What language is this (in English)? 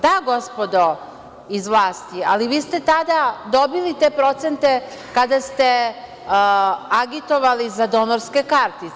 Serbian